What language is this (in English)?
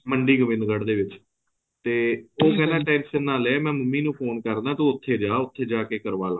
Punjabi